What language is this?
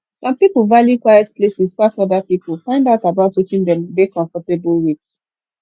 Nigerian Pidgin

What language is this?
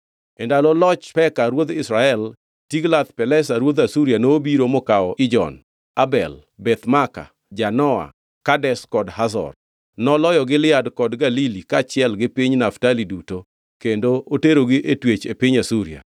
Luo (Kenya and Tanzania)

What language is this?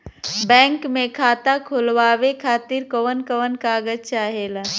Bhojpuri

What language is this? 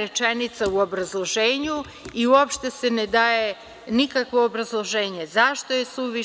Serbian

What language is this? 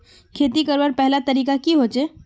Magahi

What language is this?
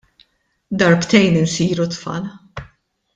Maltese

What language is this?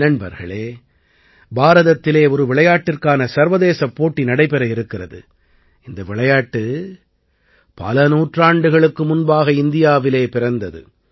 Tamil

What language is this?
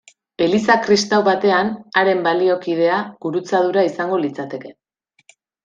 Basque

